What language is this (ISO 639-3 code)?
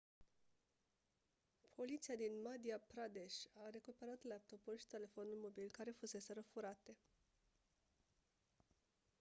ron